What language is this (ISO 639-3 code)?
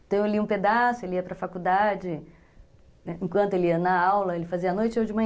por